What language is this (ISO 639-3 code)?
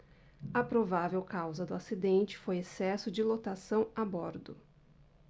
por